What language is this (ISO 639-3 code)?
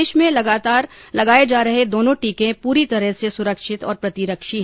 hin